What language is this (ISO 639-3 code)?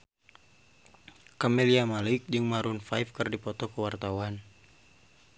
sun